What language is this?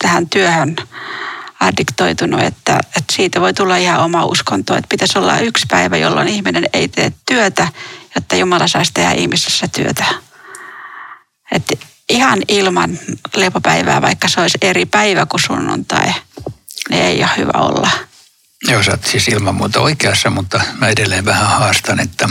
Finnish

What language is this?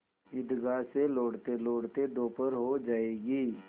Hindi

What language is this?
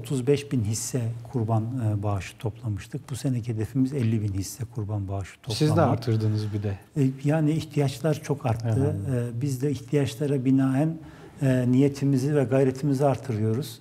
Turkish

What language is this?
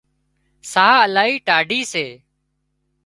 Wadiyara Koli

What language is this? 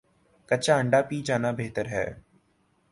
Urdu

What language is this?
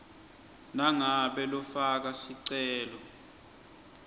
Swati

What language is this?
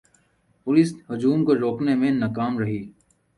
Urdu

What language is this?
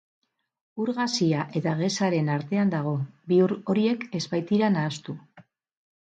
Basque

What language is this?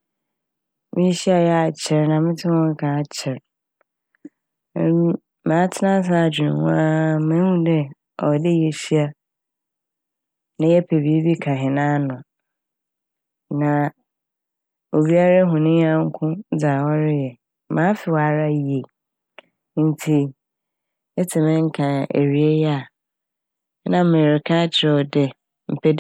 Akan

